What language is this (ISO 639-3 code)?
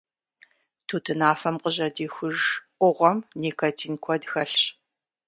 kbd